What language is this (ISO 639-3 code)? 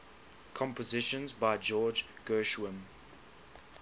eng